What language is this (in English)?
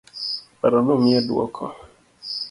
Luo (Kenya and Tanzania)